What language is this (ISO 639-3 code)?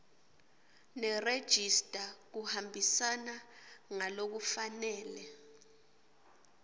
ssw